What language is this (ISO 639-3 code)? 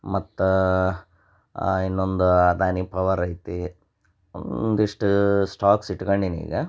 kan